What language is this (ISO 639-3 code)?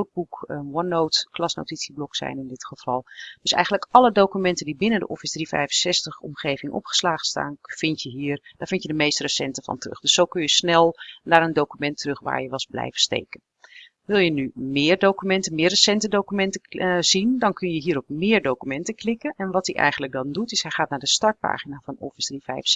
nld